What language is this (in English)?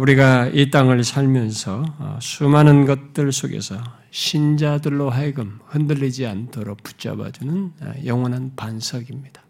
Korean